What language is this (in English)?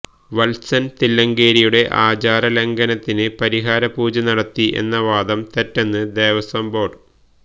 Malayalam